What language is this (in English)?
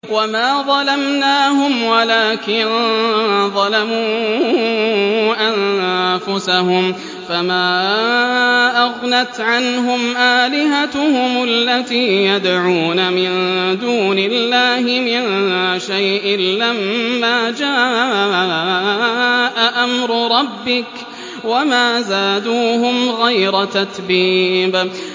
Arabic